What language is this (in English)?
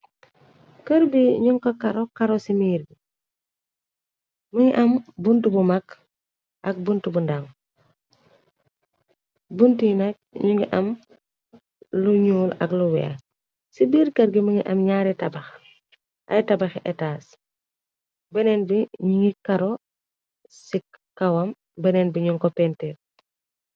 Wolof